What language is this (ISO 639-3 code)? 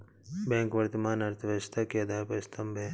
hin